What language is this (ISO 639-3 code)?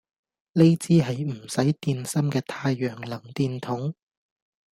yue